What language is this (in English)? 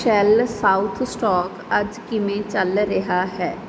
Punjabi